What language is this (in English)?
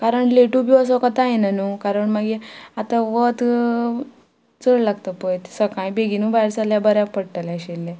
Konkani